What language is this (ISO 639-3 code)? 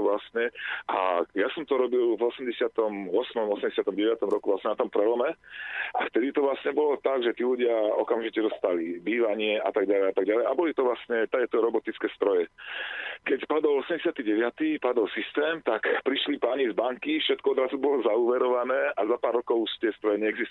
slk